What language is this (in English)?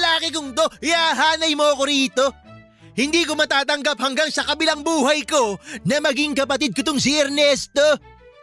Filipino